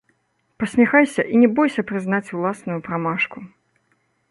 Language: Belarusian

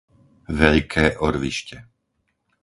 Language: Slovak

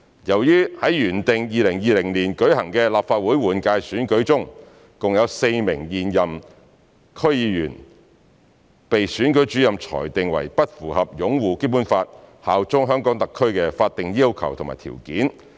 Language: Cantonese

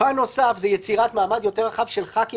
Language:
Hebrew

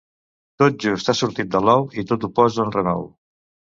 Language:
Catalan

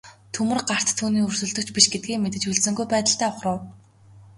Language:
Mongolian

